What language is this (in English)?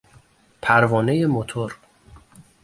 Persian